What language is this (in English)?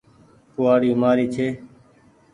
Goaria